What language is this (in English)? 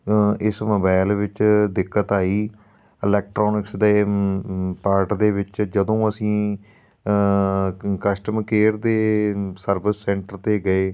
Punjabi